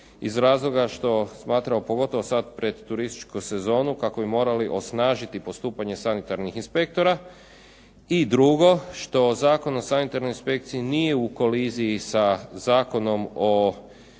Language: Croatian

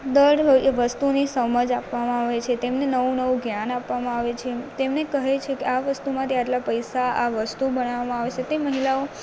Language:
Gujarati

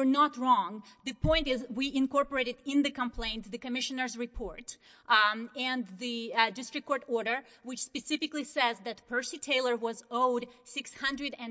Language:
English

